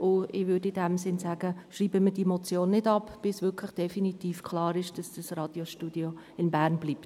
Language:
Swiss German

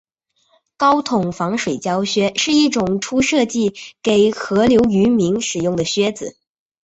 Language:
Chinese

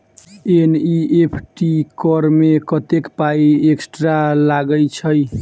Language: Maithili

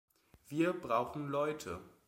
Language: German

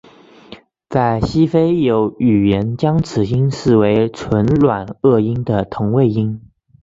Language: Chinese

